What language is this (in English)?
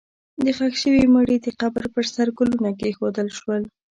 Pashto